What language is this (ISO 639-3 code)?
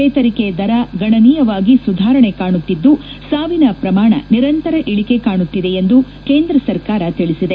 kan